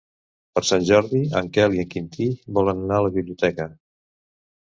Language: Catalan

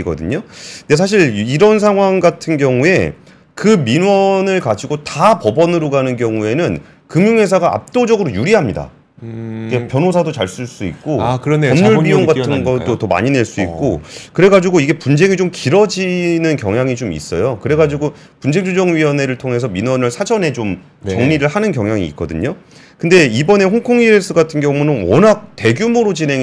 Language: Korean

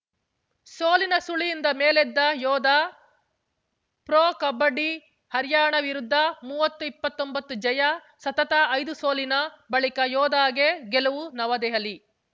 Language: Kannada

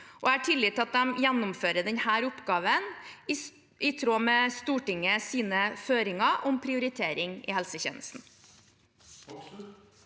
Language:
Norwegian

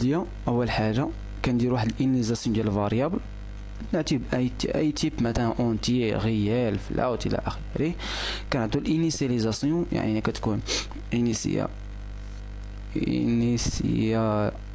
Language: Arabic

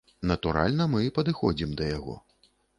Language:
Belarusian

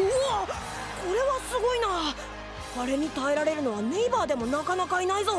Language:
Japanese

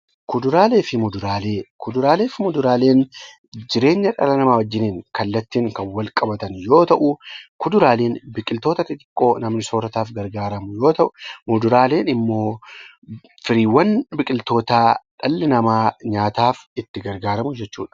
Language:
Oromo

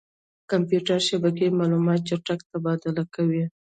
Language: Pashto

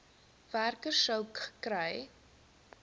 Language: Afrikaans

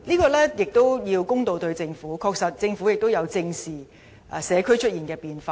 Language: Cantonese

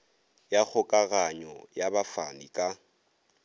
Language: Northern Sotho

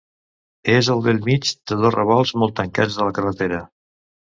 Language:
Catalan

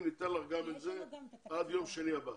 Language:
Hebrew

